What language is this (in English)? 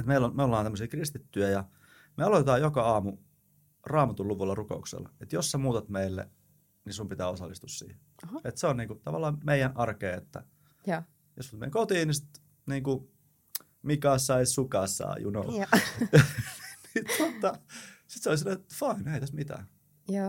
Finnish